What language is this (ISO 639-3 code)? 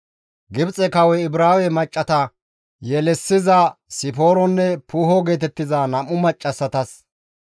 gmv